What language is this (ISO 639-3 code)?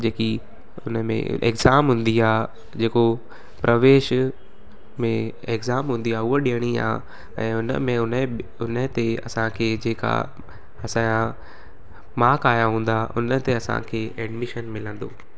snd